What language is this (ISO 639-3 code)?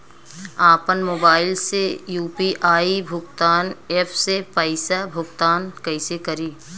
bho